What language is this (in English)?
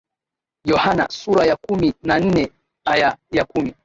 Swahili